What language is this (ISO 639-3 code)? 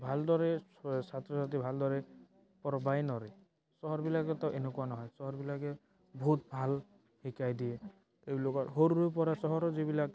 asm